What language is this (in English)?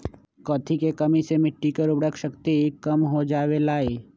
Magahi